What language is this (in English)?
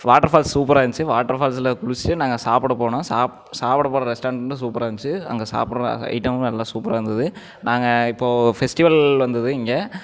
Tamil